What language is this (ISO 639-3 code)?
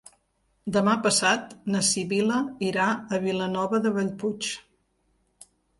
cat